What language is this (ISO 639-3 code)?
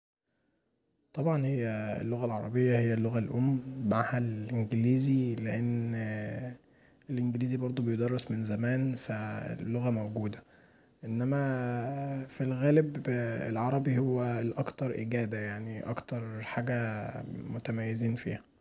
arz